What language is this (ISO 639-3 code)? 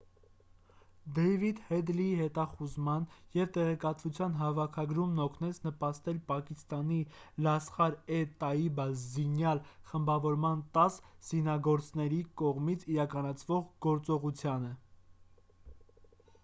hye